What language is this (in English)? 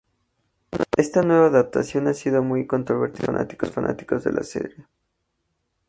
Spanish